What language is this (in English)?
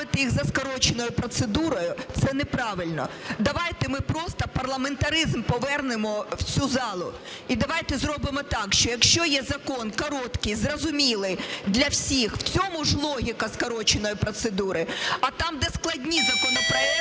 Ukrainian